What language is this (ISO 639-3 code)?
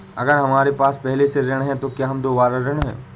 hin